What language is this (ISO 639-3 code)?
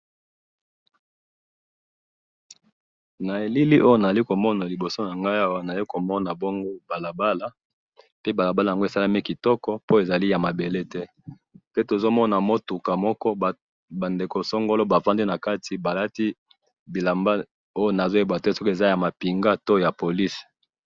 lin